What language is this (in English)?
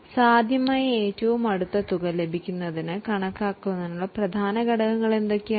Malayalam